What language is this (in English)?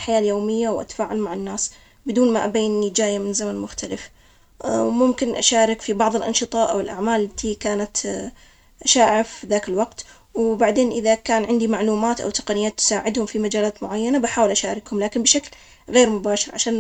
Omani Arabic